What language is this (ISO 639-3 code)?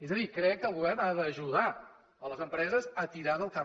cat